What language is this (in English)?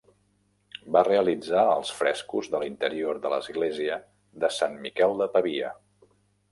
Catalan